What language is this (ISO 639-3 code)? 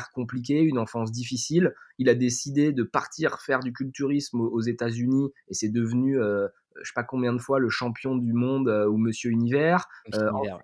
fra